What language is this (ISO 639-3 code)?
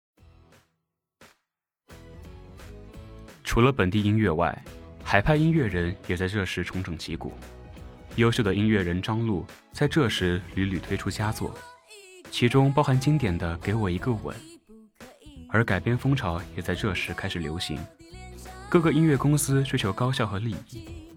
zho